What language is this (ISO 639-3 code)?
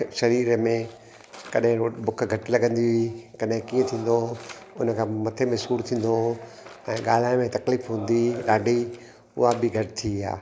snd